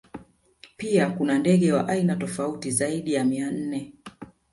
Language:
Swahili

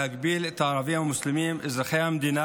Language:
Hebrew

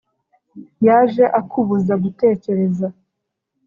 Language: Kinyarwanda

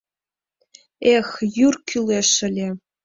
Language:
Mari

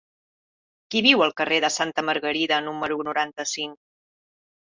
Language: Catalan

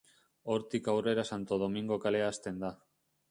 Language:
Basque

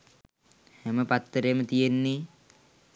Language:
Sinhala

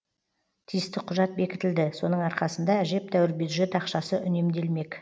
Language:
Kazakh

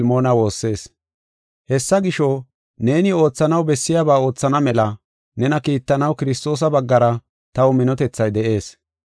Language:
Gofa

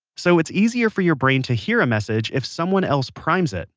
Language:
English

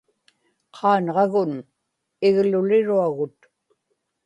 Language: Inupiaq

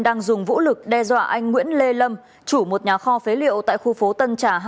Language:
Vietnamese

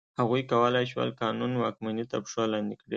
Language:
Pashto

